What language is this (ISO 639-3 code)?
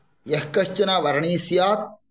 san